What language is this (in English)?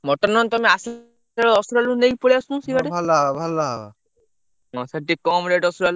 Odia